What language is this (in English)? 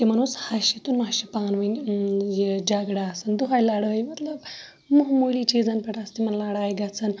Kashmiri